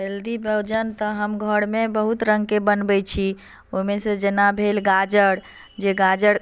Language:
Maithili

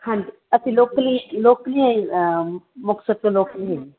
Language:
Punjabi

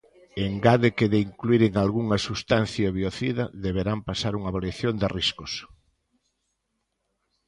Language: Galician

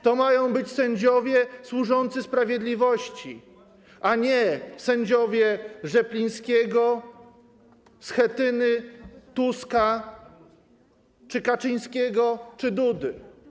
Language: Polish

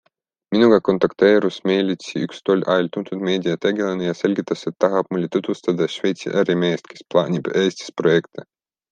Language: Estonian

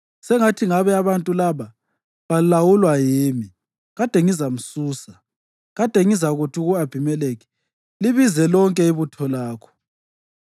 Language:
North Ndebele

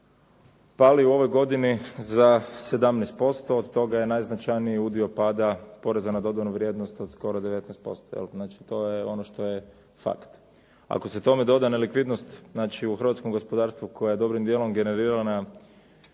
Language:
Croatian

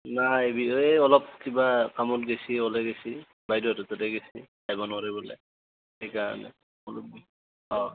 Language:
Assamese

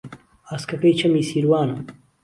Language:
Central Kurdish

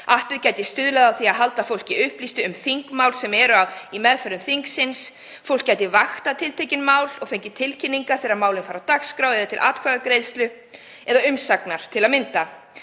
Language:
Icelandic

